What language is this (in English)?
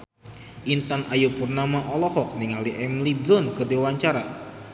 Sundanese